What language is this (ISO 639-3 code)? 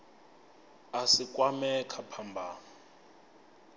ven